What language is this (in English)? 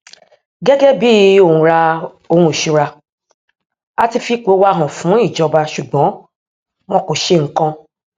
Yoruba